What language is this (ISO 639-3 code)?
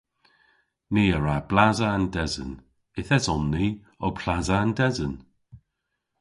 cor